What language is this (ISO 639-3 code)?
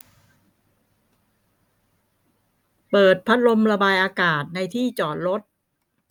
tha